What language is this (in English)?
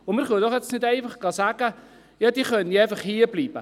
Swiss German